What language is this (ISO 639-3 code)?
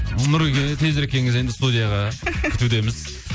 kaz